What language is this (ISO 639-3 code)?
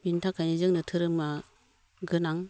brx